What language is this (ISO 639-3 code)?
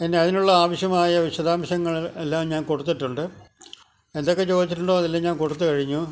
mal